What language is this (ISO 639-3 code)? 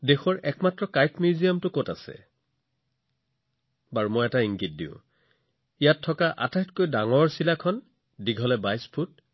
asm